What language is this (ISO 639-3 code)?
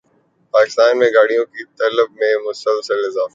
urd